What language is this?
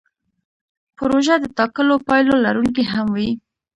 Pashto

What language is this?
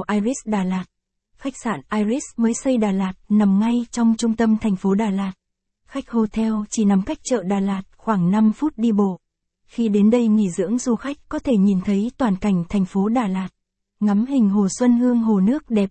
Vietnamese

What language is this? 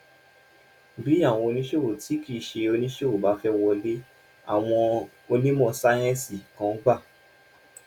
Yoruba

